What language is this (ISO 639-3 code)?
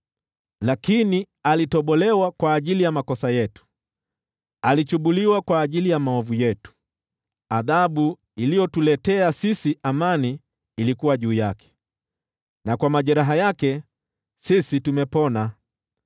swa